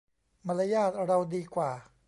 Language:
Thai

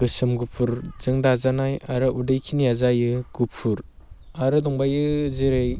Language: Bodo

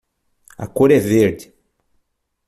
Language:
Portuguese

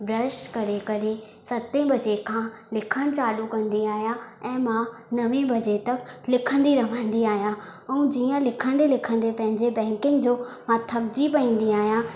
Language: Sindhi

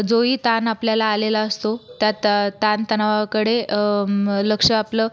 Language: Marathi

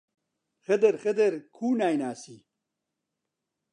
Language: Central Kurdish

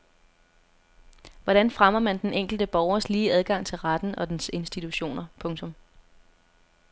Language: Danish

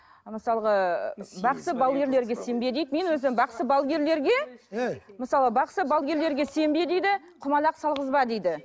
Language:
Kazakh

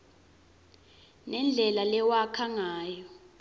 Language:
Swati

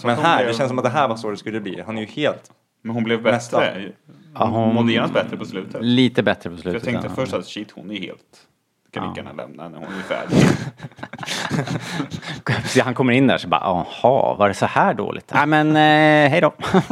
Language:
Swedish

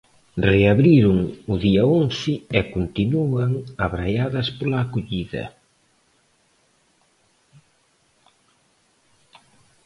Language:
Galician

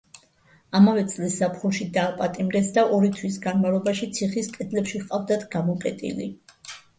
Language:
Georgian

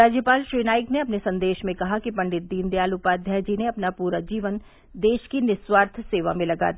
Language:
Hindi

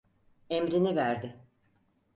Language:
Turkish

